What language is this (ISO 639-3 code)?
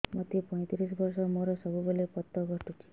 ori